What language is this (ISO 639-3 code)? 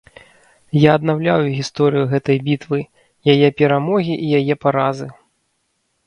bel